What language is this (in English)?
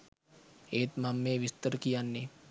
Sinhala